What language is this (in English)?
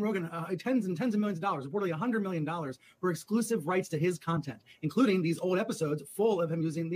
English